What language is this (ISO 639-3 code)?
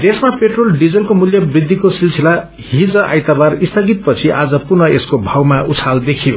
nep